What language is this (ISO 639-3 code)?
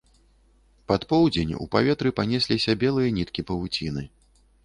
bel